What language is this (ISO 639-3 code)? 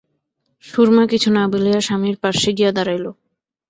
ben